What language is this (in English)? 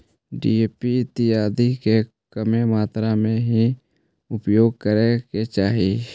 Magahi